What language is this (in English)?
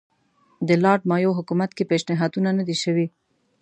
Pashto